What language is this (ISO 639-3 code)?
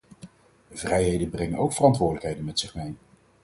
nld